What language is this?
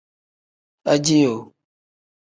Tem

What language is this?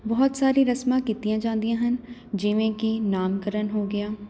Punjabi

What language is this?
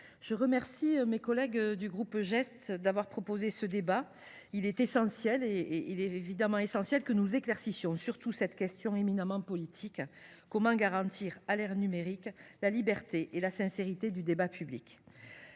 French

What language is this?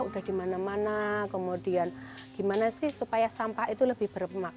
Indonesian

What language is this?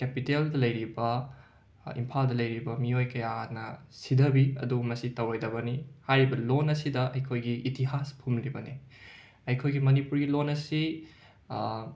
Manipuri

